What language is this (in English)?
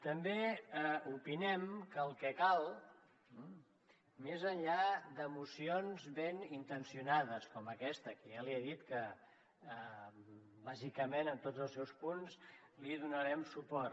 Catalan